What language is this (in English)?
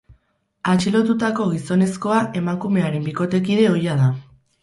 Basque